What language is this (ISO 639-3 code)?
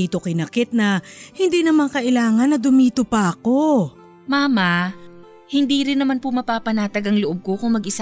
fil